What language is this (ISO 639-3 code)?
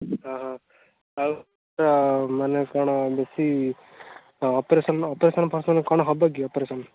ori